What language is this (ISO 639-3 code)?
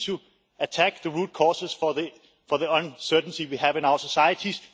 eng